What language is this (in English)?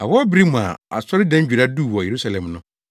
Akan